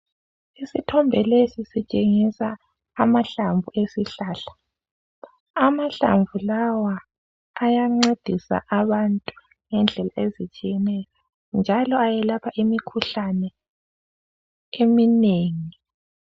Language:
North Ndebele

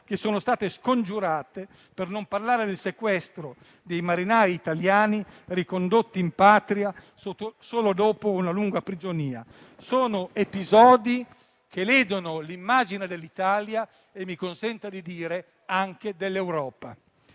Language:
Italian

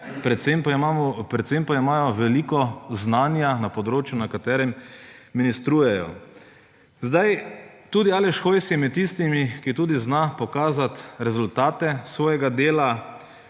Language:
Slovenian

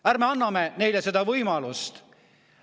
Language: Estonian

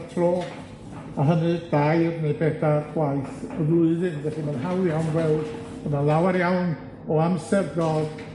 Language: Welsh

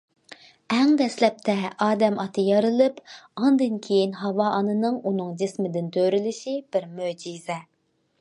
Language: Uyghur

